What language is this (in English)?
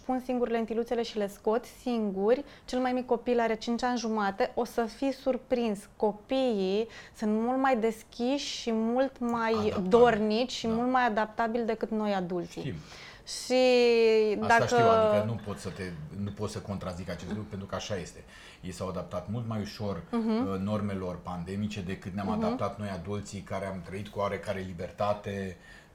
Romanian